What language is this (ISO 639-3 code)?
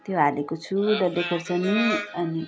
nep